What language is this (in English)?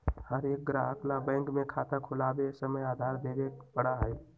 Magahi